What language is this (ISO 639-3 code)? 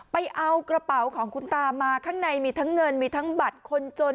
tha